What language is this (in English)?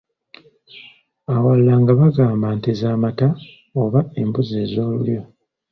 Ganda